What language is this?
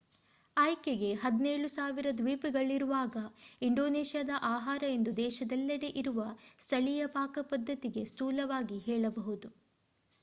Kannada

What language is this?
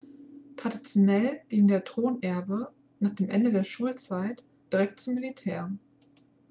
German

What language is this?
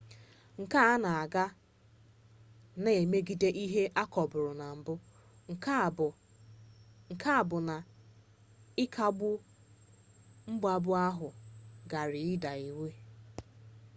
Igbo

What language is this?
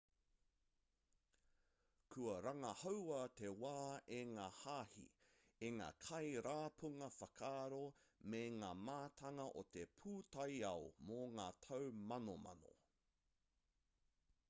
Māori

